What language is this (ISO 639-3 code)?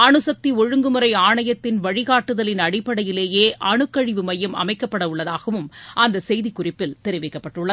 tam